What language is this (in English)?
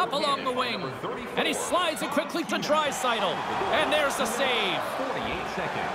English